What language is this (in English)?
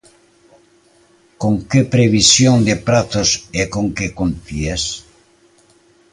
Galician